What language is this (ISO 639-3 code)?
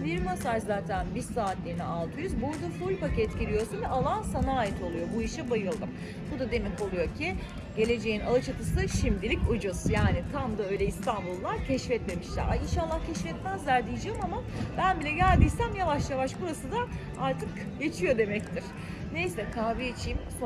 tur